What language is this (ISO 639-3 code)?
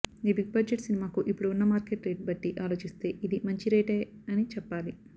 tel